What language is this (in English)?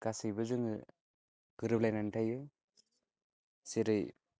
Bodo